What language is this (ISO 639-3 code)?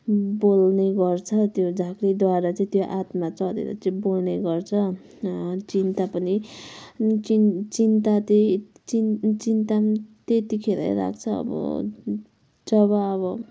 nep